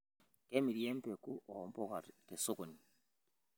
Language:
Masai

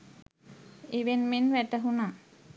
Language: Sinhala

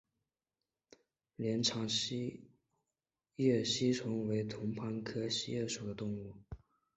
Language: Chinese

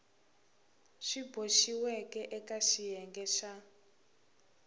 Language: Tsonga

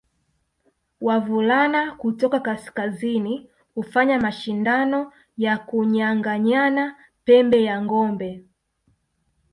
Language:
Swahili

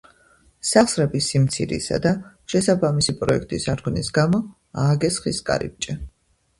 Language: Georgian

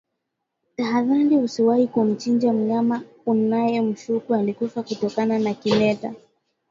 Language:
Swahili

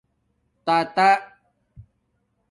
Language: Domaaki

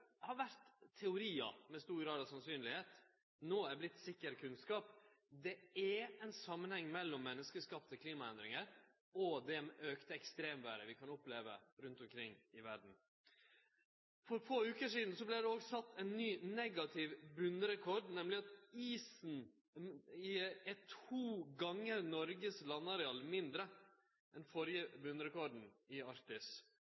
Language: Norwegian Nynorsk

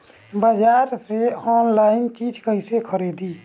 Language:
Bhojpuri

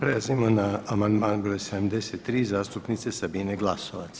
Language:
Croatian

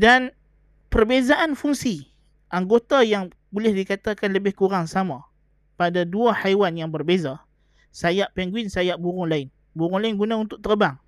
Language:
Malay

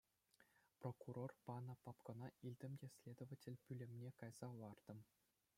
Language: Chuvash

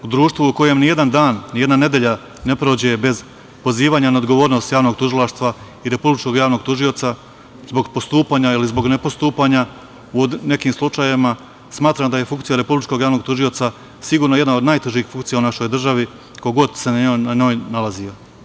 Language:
Serbian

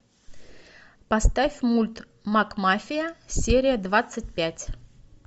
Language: Russian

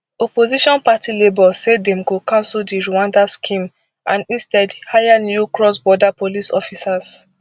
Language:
Nigerian Pidgin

